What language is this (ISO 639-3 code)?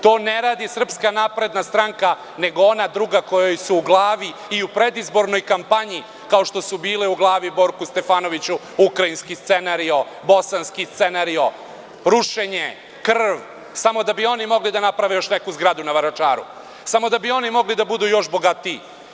srp